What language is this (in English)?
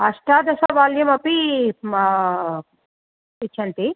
Sanskrit